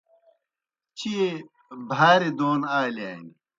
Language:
Kohistani Shina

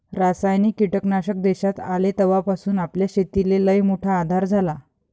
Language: Marathi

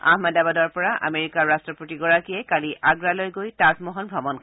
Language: Assamese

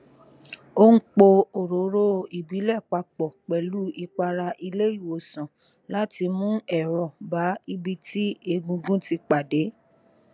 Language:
Yoruba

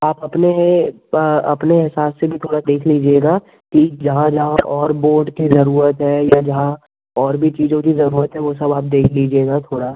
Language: Hindi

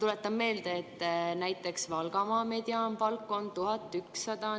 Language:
Estonian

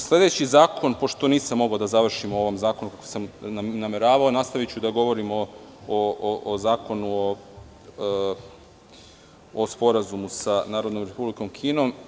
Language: Serbian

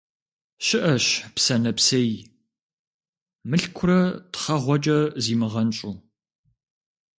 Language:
Kabardian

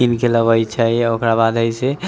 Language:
Maithili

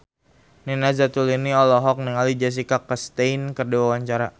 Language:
Sundanese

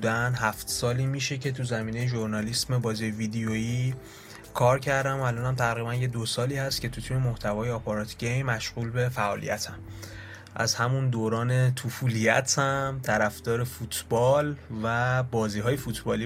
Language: Persian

